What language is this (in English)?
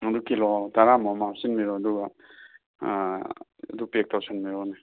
Manipuri